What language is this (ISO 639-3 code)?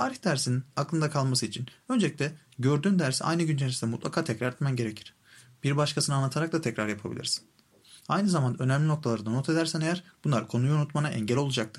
tur